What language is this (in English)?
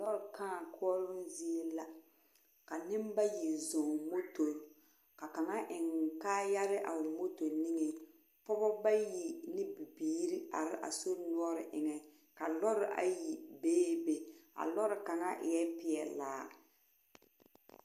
Southern Dagaare